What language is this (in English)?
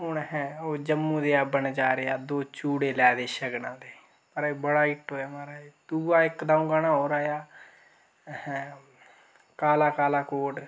Dogri